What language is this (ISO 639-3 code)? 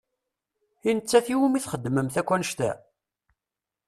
kab